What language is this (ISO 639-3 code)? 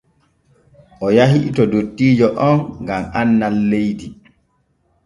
fue